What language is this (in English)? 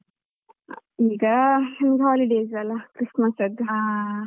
Kannada